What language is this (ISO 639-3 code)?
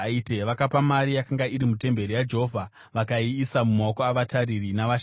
sna